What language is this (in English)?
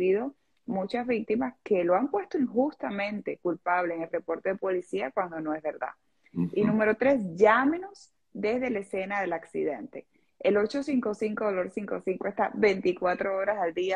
Spanish